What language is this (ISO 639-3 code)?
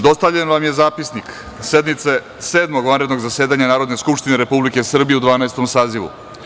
srp